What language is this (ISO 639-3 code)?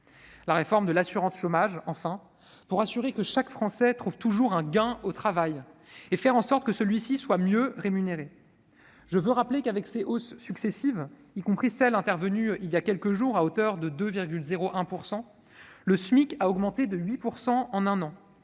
fra